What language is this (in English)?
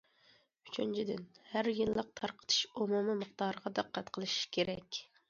Uyghur